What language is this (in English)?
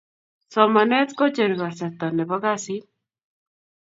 Kalenjin